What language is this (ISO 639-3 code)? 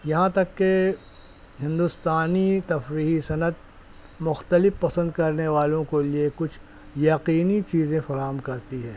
urd